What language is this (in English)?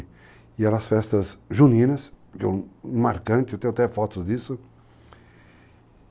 Portuguese